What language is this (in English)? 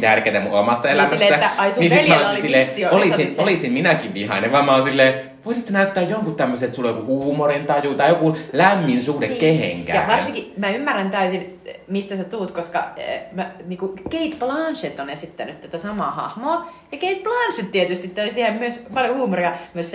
Finnish